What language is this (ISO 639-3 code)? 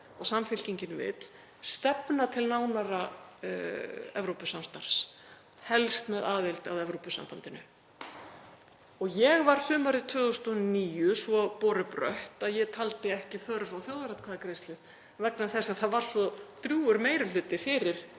isl